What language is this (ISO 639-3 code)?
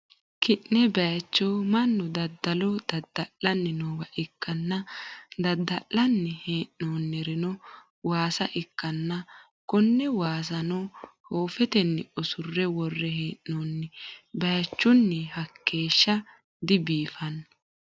sid